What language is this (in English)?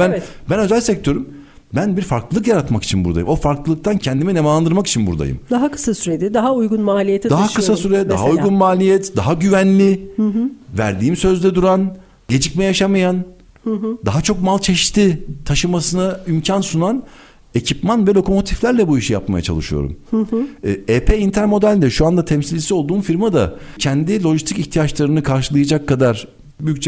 Turkish